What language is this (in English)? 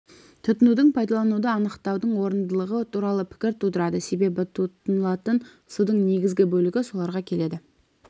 Kazakh